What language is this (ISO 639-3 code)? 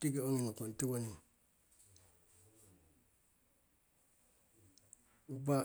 siw